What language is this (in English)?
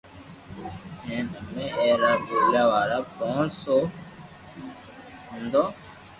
Loarki